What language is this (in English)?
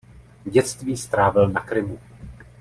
Czech